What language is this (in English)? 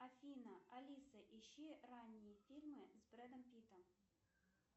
Russian